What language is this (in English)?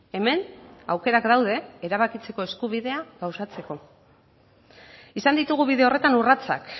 Basque